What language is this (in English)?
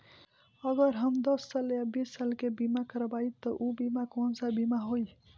Bhojpuri